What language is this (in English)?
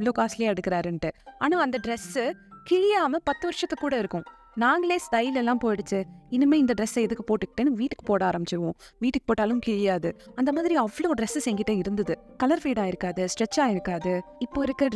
Tamil